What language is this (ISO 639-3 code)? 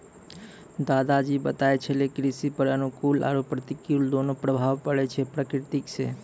mai